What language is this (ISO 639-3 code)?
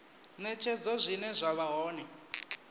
ven